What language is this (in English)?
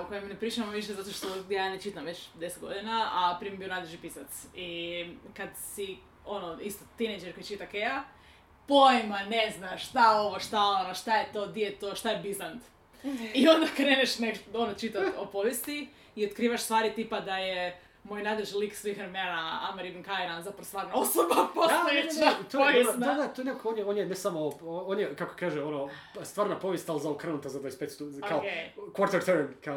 Croatian